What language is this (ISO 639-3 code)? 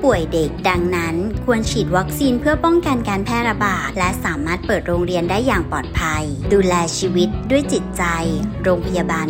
tha